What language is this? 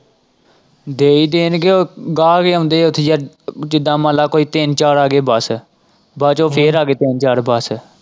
Punjabi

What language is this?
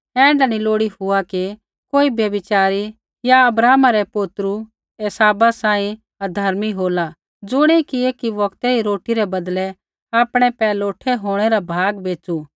Kullu Pahari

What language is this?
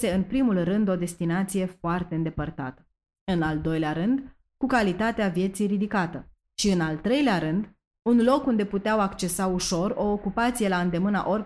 Romanian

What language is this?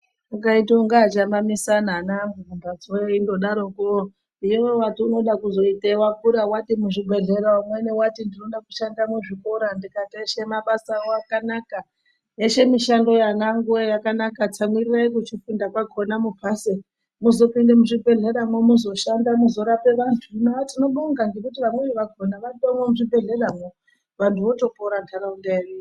Ndau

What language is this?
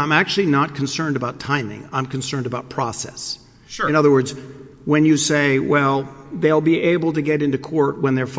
English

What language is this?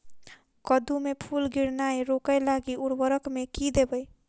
Maithili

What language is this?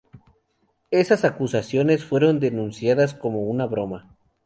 Spanish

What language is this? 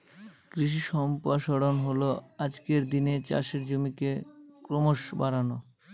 Bangla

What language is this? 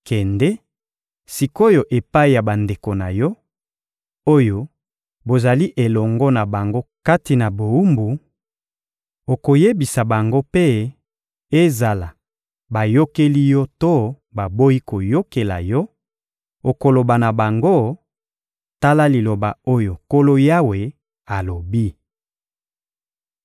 Lingala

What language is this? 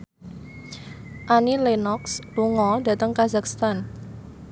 Javanese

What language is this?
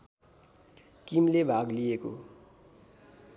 Nepali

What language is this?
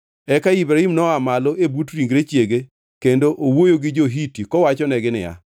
Luo (Kenya and Tanzania)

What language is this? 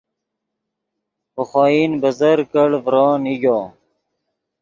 Yidgha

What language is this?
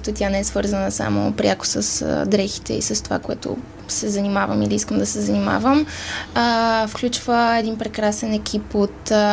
Bulgarian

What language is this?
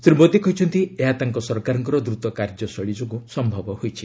Odia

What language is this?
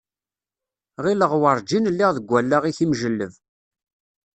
Kabyle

